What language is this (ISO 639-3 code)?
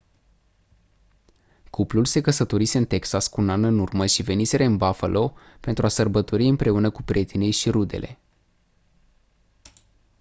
ron